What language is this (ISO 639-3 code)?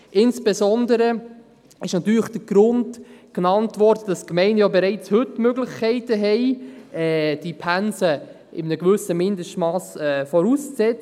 gsw